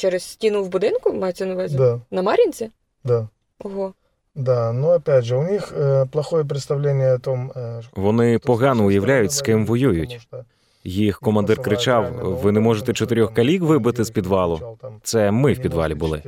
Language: Ukrainian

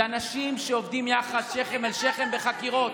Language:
Hebrew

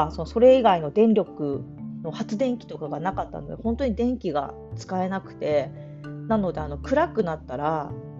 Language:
Japanese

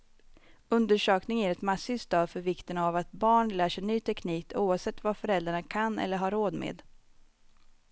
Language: Swedish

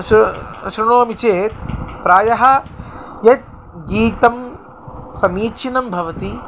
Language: Sanskrit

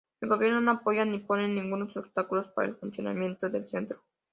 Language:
Spanish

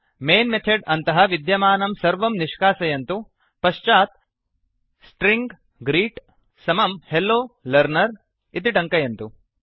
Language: Sanskrit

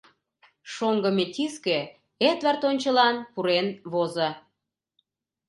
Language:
Mari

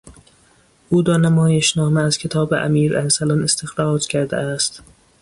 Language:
Persian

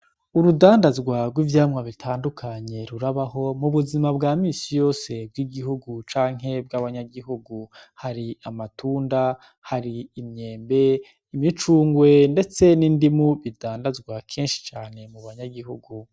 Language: Rundi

